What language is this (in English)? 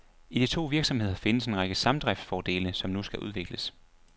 Danish